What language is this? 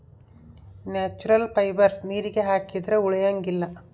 Kannada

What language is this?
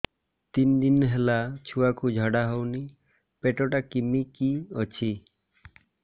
Odia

